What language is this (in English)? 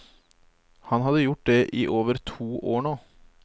Norwegian